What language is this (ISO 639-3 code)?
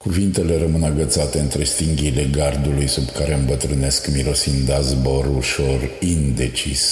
ron